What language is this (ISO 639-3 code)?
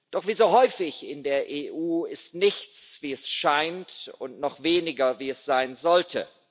deu